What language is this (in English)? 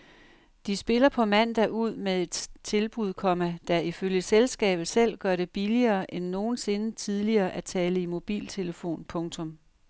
Danish